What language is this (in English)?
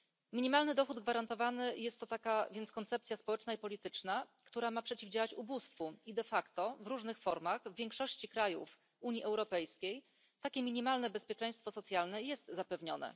Polish